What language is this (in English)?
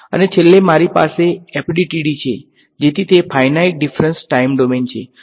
Gujarati